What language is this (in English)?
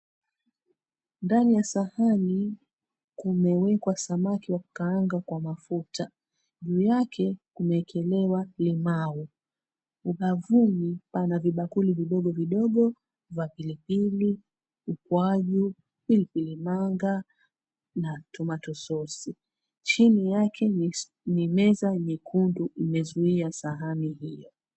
Swahili